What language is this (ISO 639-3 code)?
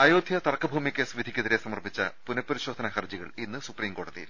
mal